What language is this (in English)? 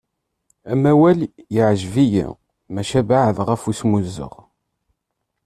Kabyle